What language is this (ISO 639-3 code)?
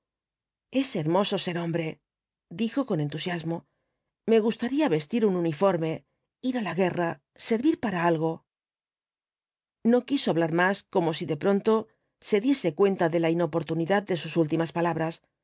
spa